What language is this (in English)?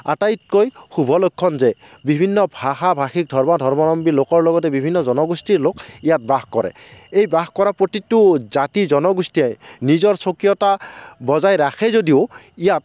Assamese